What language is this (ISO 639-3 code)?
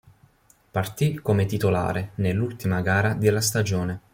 ita